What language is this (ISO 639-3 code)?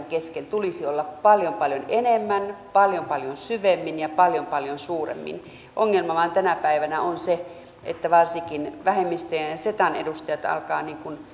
fin